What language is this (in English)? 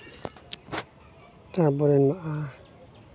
Santali